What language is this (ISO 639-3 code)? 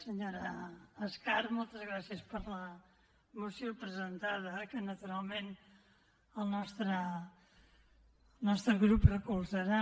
cat